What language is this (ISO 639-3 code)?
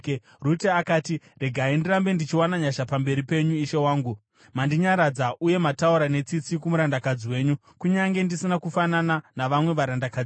sna